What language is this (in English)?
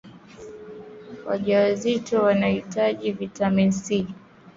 Swahili